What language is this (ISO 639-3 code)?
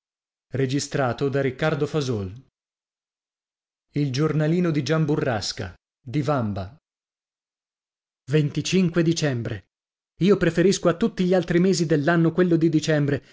ita